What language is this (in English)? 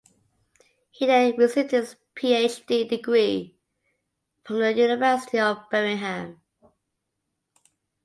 English